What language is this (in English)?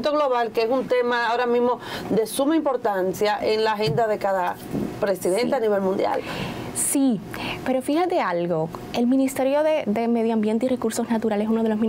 Spanish